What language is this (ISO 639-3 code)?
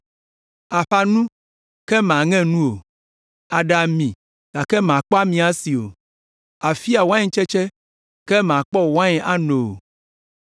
ewe